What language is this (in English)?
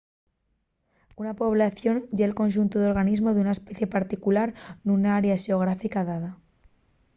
Asturian